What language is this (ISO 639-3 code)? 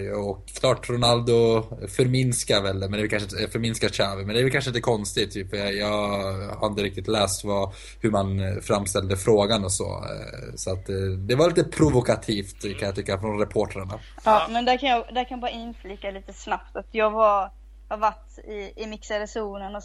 swe